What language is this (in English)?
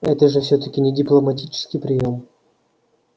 Russian